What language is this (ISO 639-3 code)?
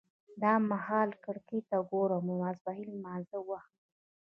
pus